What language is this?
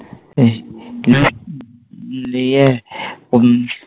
Bangla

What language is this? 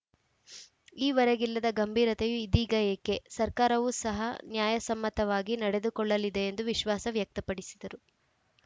Kannada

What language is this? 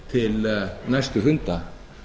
Icelandic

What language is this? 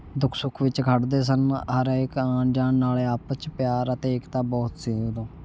Punjabi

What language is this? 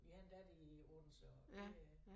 Danish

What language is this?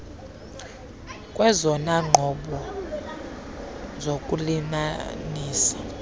Xhosa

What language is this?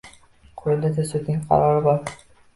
Uzbek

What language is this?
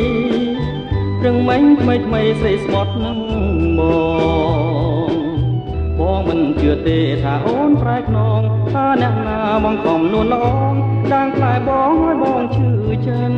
Thai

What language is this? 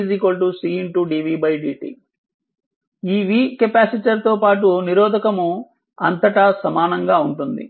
Telugu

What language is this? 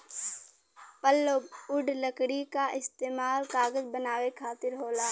Bhojpuri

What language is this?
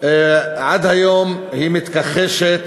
Hebrew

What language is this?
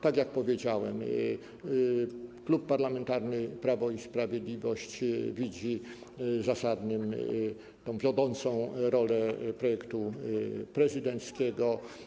Polish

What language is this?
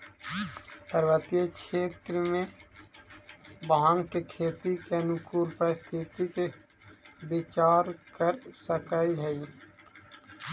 Magahi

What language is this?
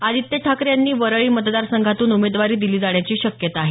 Marathi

